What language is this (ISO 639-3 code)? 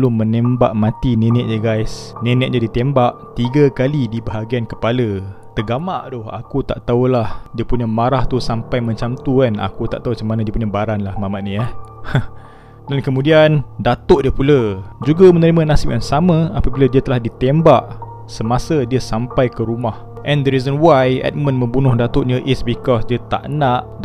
msa